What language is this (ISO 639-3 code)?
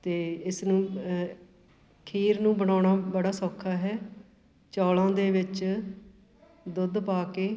pan